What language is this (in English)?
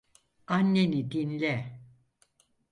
Turkish